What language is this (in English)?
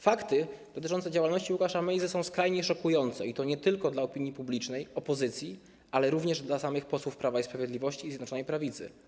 Polish